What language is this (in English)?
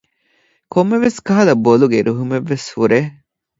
Divehi